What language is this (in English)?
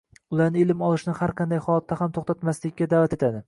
Uzbek